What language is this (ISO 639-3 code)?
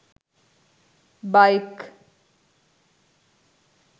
sin